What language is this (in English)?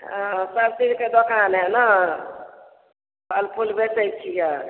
Maithili